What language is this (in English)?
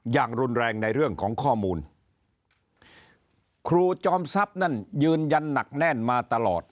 Thai